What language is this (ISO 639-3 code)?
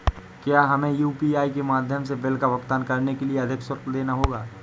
hin